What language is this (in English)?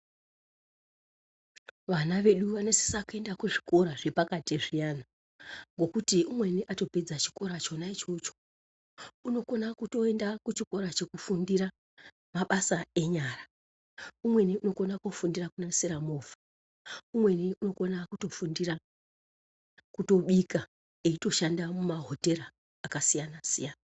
Ndau